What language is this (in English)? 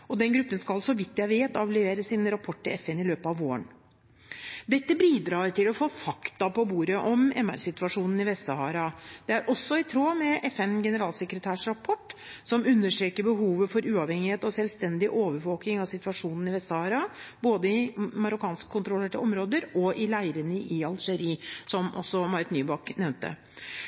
Norwegian Bokmål